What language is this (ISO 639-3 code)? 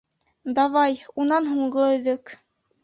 bak